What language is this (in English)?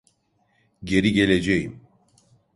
Turkish